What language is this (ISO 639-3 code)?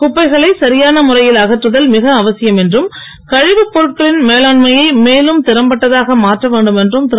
tam